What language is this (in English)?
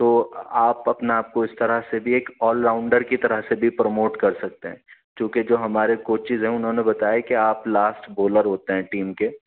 Urdu